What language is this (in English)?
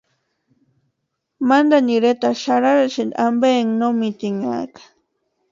Western Highland Purepecha